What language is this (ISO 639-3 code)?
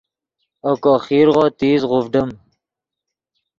ydg